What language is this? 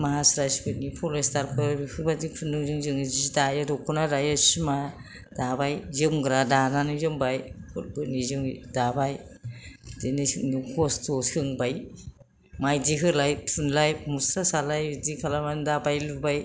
Bodo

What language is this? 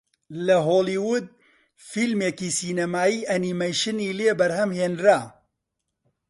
Central Kurdish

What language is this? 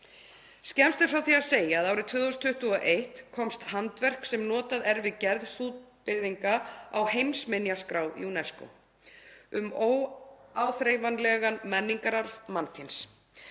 Icelandic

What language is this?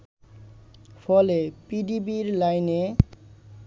Bangla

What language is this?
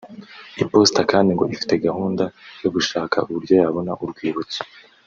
Kinyarwanda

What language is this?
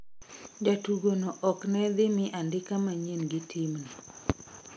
Luo (Kenya and Tanzania)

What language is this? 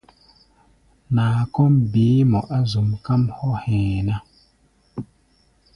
Gbaya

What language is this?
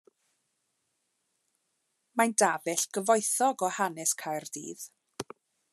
Welsh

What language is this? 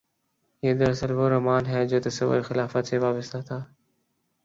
Urdu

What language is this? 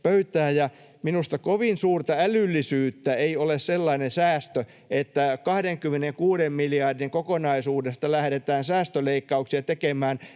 Finnish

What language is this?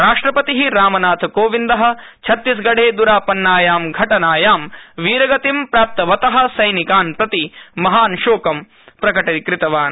Sanskrit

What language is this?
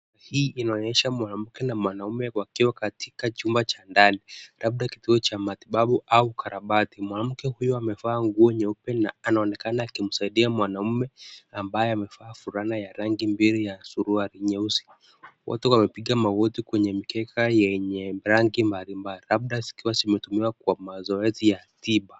Swahili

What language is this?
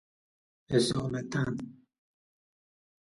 Persian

